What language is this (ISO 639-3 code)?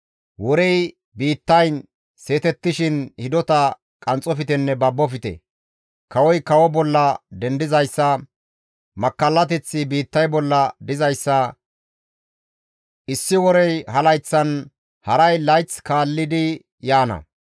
gmv